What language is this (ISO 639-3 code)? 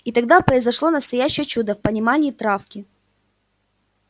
rus